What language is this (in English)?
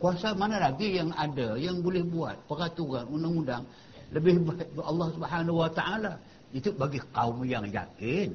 Malay